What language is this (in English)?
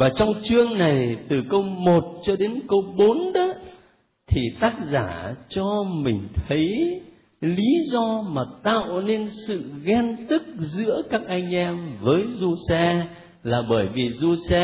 Vietnamese